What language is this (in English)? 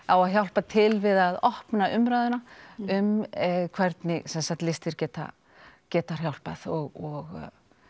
Icelandic